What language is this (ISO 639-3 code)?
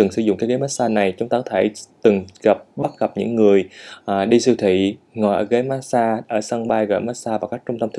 vie